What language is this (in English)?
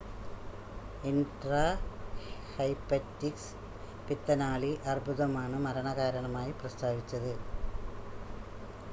Malayalam